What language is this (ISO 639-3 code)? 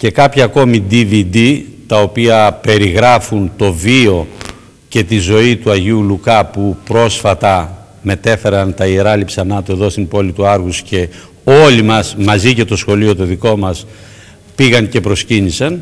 ell